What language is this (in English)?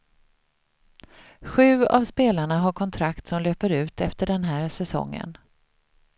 Swedish